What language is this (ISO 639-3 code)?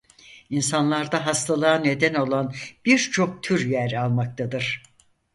tur